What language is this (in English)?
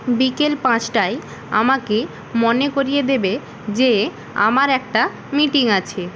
Bangla